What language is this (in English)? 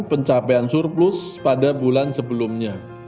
Indonesian